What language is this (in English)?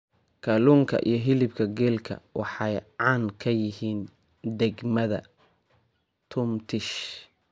Somali